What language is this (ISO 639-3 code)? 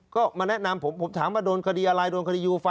tha